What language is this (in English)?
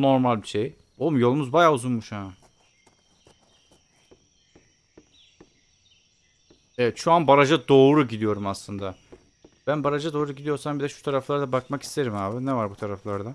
Turkish